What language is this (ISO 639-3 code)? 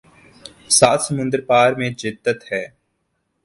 urd